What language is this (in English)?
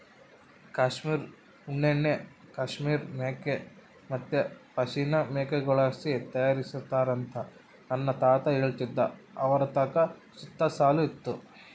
Kannada